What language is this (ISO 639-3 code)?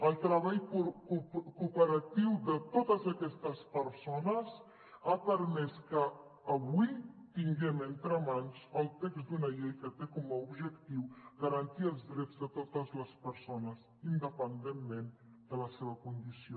cat